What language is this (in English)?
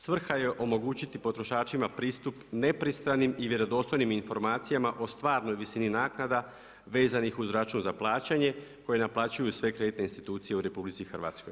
Croatian